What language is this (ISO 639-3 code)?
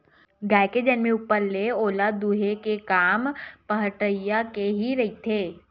hne